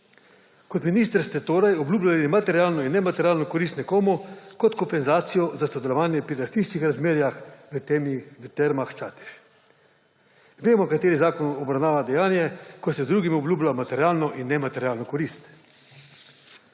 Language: Slovenian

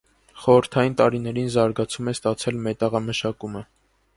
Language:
Armenian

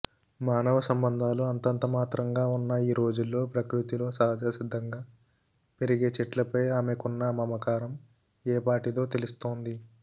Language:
Telugu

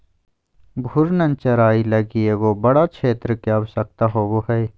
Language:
Magahi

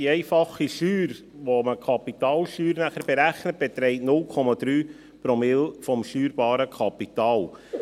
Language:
Swiss German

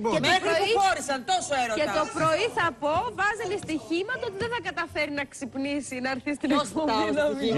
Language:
Greek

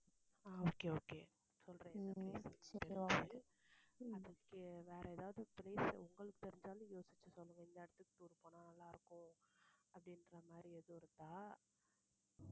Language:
Tamil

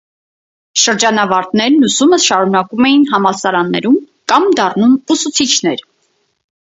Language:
Armenian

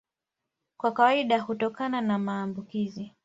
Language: Swahili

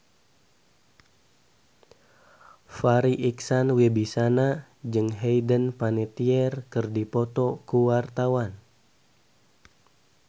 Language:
Sundanese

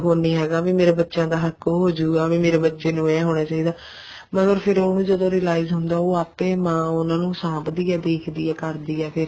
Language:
Punjabi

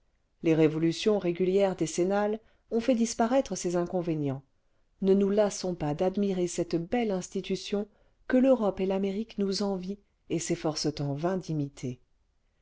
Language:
French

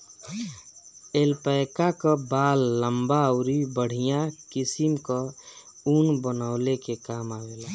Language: Bhojpuri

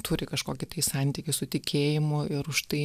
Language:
Lithuanian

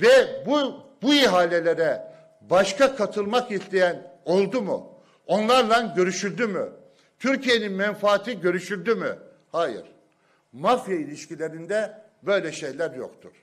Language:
Turkish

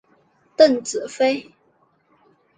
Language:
Chinese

